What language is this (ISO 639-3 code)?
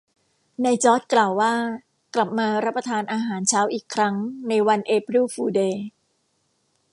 tha